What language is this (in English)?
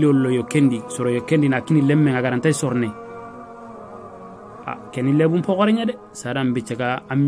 Arabic